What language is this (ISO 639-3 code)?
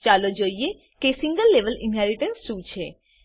guj